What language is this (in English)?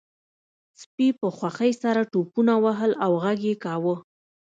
Pashto